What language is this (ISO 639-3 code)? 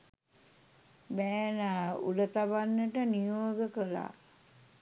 sin